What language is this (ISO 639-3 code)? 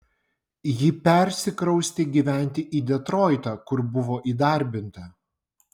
lit